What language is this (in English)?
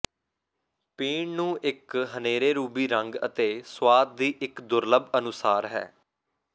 Punjabi